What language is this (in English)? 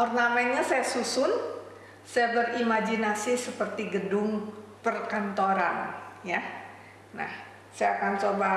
Indonesian